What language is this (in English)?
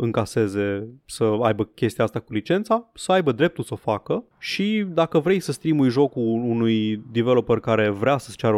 Romanian